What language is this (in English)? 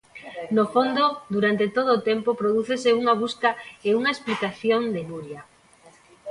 Galician